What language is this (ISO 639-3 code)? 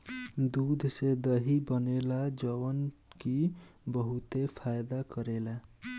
bho